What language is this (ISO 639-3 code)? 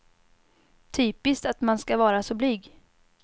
swe